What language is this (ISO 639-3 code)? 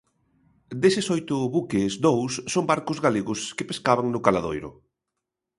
glg